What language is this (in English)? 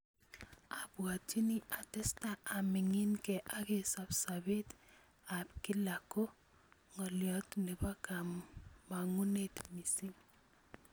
Kalenjin